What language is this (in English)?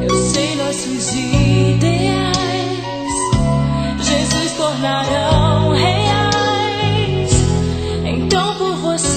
Vietnamese